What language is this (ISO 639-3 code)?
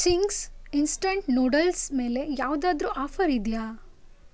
kan